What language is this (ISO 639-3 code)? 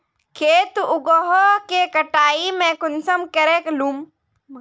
mag